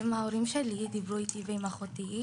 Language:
Hebrew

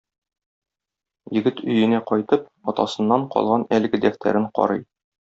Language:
Tatar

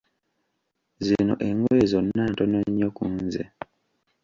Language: Ganda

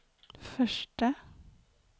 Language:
Swedish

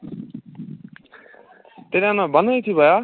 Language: Kashmiri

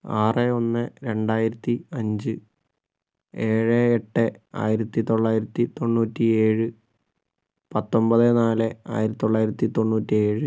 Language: Malayalam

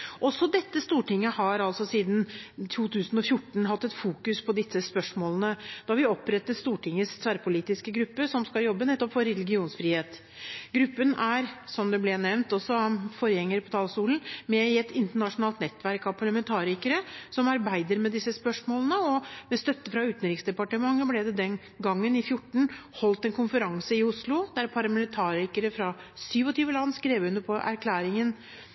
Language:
Norwegian Bokmål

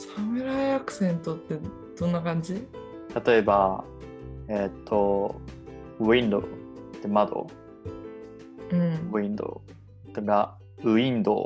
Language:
Japanese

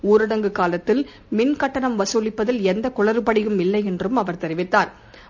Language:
Tamil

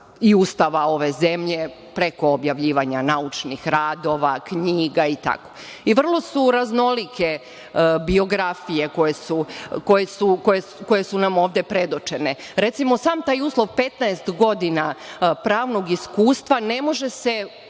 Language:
Serbian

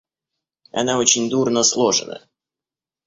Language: Russian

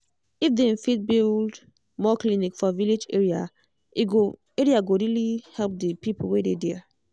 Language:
Nigerian Pidgin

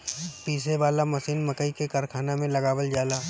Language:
Bhojpuri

